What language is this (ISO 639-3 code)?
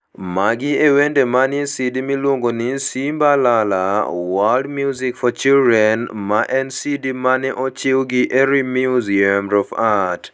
luo